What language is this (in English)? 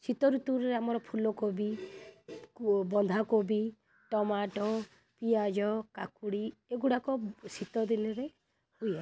Odia